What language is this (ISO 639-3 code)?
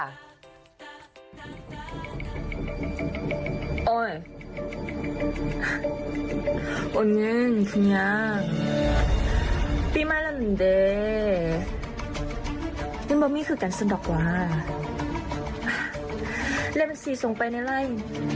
tha